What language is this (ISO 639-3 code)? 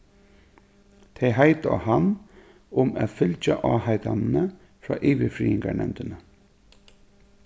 fao